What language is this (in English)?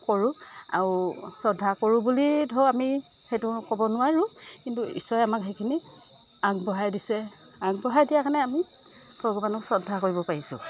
Assamese